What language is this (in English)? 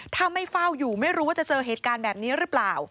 Thai